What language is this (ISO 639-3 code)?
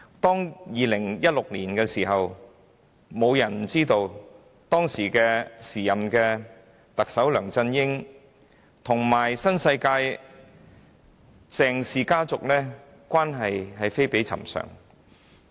yue